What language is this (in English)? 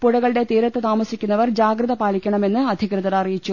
Malayalam